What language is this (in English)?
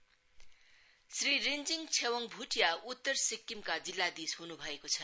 Nepali